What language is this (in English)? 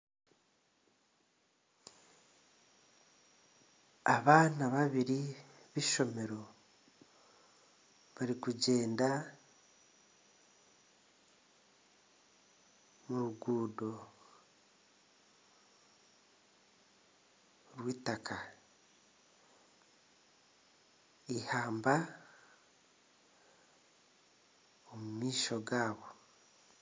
Nyankole